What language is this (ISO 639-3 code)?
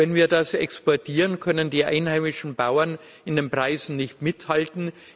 deu